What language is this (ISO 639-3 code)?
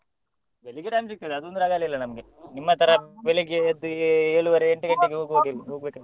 kan